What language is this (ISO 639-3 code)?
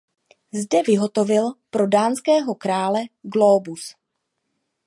ces